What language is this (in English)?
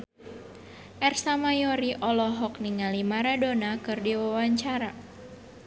Sundanese